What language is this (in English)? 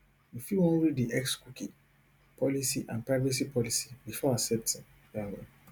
Nigerian Pidgin